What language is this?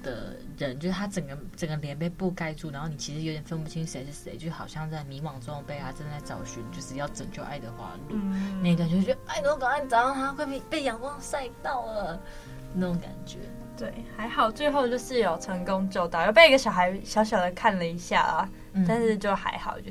Chinese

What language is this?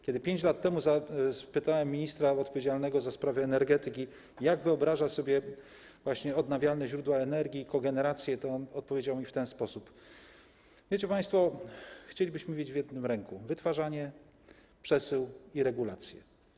Polish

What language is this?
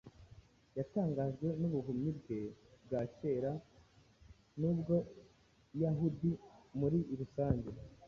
Kinyarwanda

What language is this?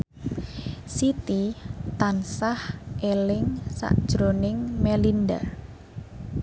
Javanese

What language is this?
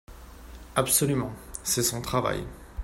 French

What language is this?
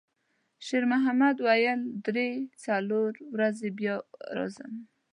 Pashto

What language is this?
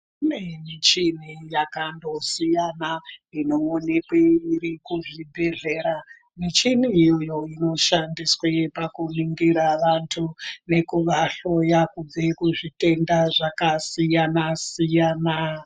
Ndau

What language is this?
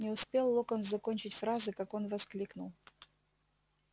Russian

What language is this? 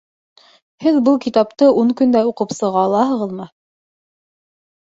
Bashkir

